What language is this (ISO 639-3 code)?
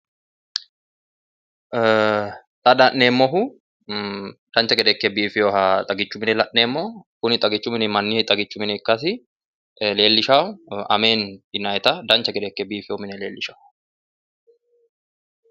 sid